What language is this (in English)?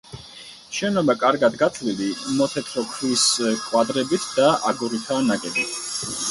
Georgian